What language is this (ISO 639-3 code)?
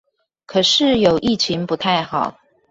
zho